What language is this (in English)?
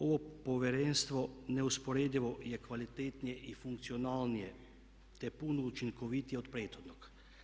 Croatian